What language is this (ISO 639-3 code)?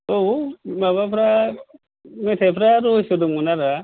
brx